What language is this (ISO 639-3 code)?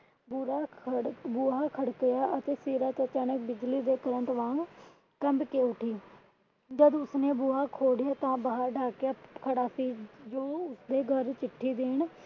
pan